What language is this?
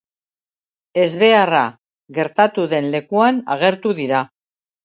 Basque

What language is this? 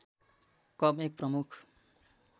Nepali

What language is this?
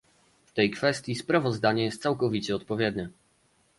Polish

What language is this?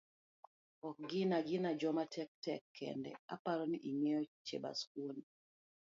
Luo (Kenya and Tanzania)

